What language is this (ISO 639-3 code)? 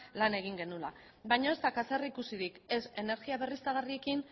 eus